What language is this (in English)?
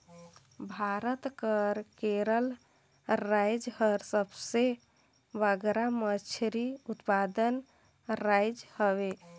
Chhattisgarhi